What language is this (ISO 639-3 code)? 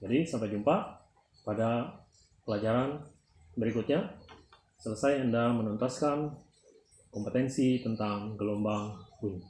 ind